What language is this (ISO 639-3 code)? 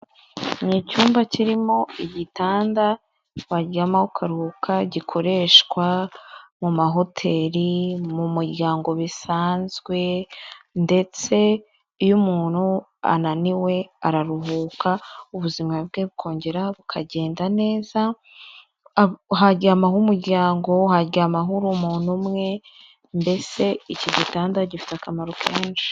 kin